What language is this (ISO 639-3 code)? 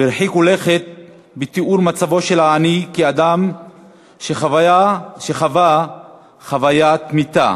heb